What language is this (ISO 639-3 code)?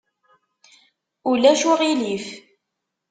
kab